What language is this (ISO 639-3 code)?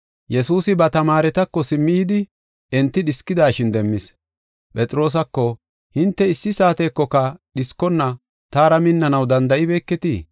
gof